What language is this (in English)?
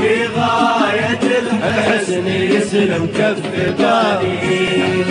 Arabic